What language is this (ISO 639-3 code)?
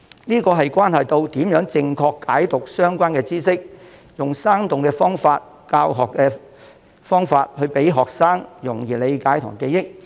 yue